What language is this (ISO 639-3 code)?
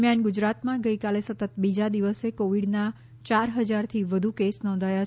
guj